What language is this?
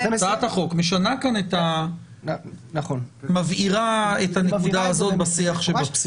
Hebrew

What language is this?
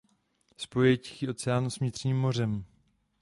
Czech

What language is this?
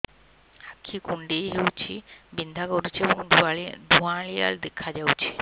Odia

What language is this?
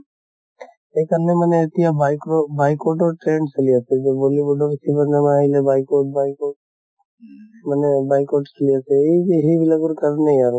Assamese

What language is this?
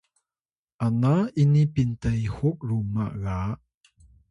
Atayal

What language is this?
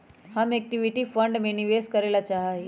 Magahi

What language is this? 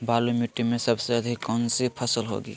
Magahi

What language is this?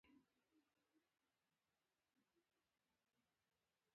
Pashto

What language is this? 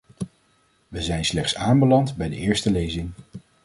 Dutch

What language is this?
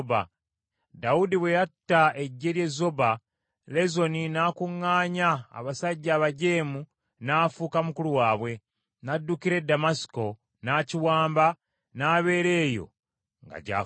Ganda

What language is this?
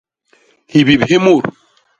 Basaa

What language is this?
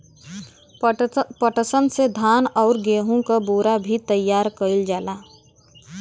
Bhojpuri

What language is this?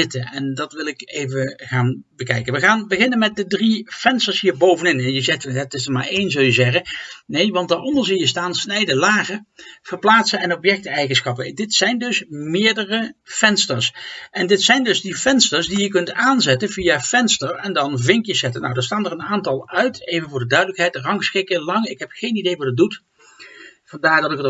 Dutch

